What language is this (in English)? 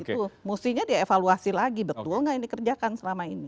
Indonesian